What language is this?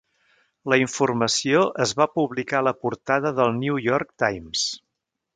Catalan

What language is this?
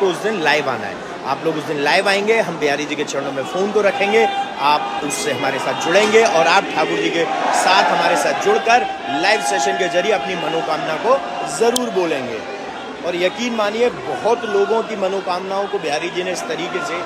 Hindi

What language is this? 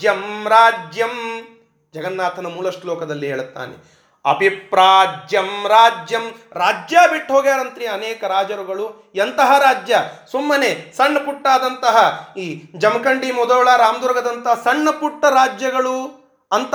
Kannada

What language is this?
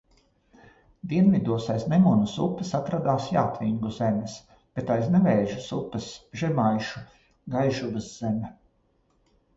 Latvian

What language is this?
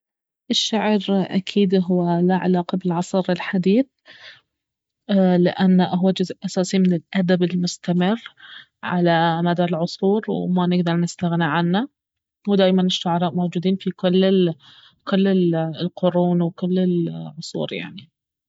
Baharna Arabic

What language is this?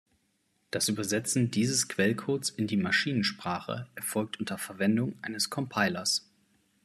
German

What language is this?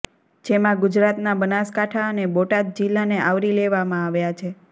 Gujarati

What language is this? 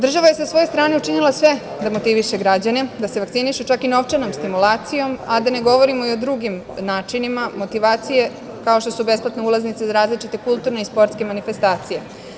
Serbian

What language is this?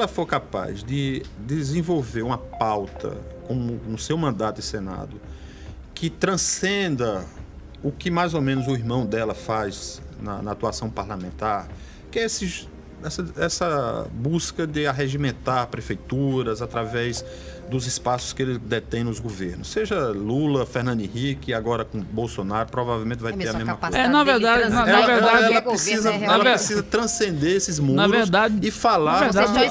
Portuguese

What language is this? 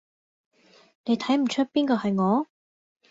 Cantonese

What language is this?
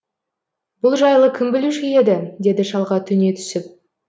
Kazakh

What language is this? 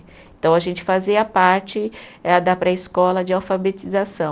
Portuguese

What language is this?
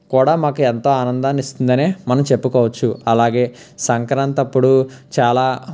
Telugu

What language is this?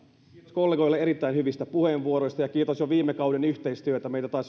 Finnish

